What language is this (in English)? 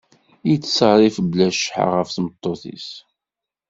Kabyle